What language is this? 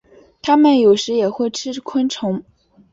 Chinese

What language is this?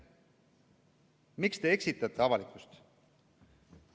Estonian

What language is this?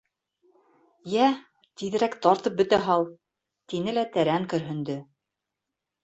Bashkir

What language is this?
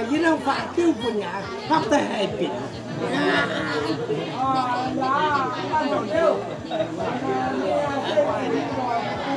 Vietnamese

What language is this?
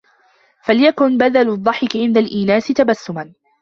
Arabic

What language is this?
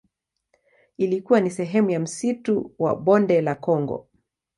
Swahili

